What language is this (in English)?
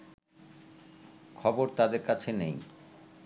Bangla